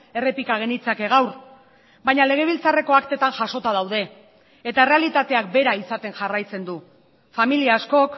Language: Basque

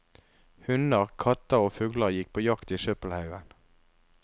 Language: Norwegian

